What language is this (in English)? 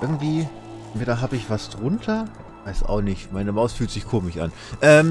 German